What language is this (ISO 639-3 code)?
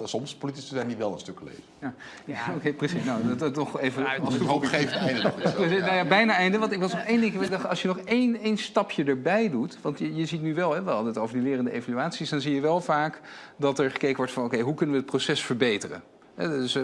nld